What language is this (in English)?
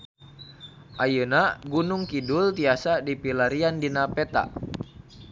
Sundanese